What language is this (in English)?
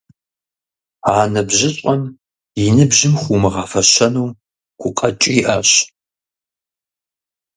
Kabardian